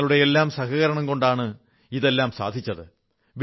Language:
Malayalam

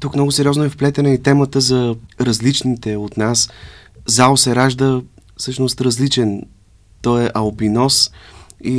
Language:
Bulgarian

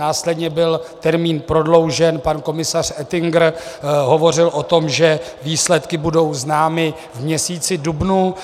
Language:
Czech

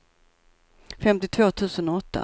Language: Swedish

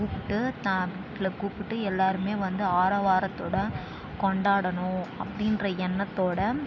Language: Tamil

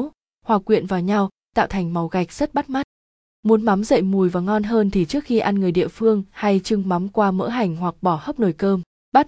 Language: Vietnamese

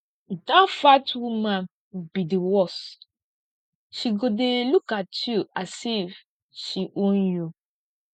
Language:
Nigerian Pidgin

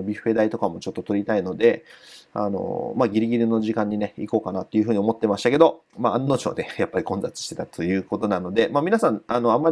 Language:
Japanese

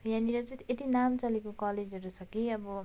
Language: Nepali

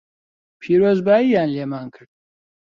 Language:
Central Kurdish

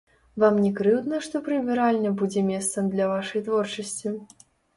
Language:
Belarusian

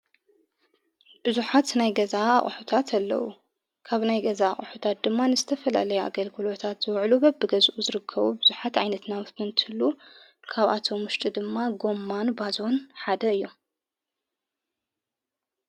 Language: Tigrinya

